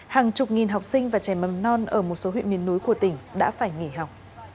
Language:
Vietnamese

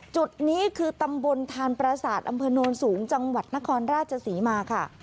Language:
Thai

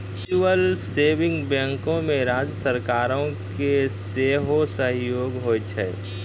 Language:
Maithili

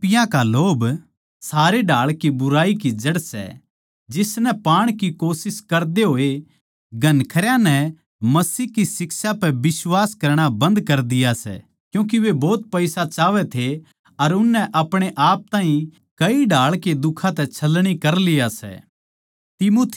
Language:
Haryanvi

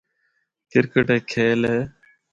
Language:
Northern Hindko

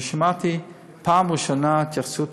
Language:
Hebrew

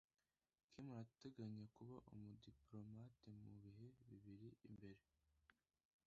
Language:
Kinyarwanda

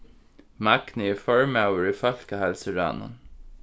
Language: Faroese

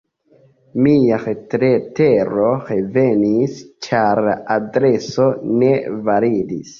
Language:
Esperanto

